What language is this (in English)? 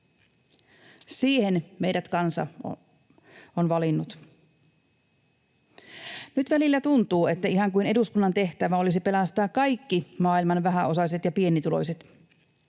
Finnish